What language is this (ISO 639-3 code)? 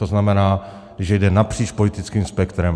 ces